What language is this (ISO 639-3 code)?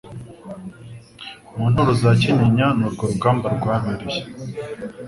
kin